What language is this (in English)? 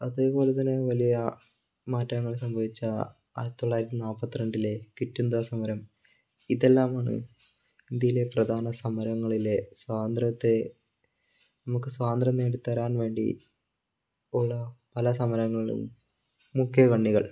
Malayalam